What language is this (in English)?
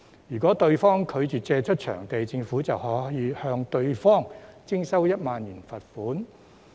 Cantonese